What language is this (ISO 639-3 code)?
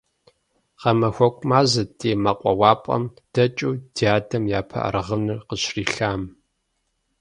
kbd